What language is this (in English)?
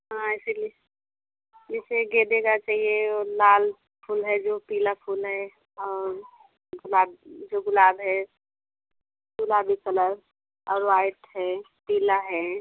Hindi